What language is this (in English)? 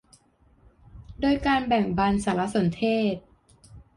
Thai